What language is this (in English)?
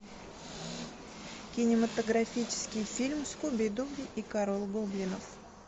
Russian